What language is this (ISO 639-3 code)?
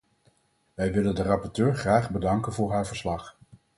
nld